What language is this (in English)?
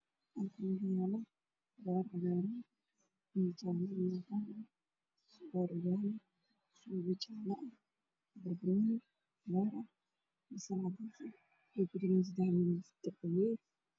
Somali